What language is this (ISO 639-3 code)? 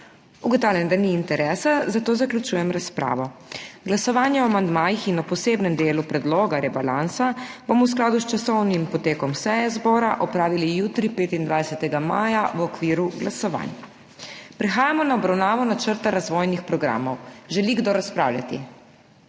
slv